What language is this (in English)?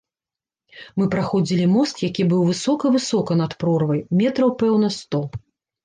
Belarusian